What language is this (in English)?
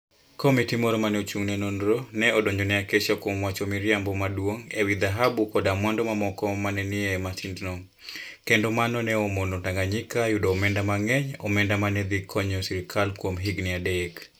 Luo (Kenya and Tanzania)